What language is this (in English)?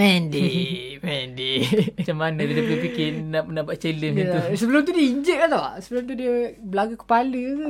Malay